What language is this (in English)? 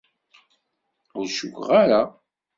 Kabyle